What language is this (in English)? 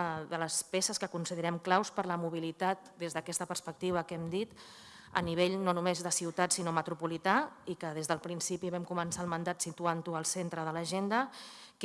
Spanish